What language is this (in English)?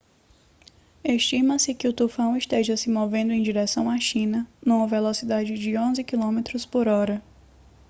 Portuguese